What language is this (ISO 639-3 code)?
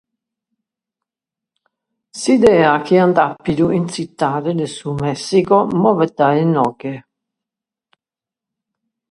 srd